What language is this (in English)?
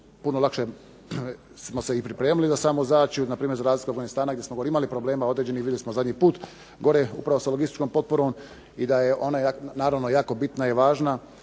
Croatian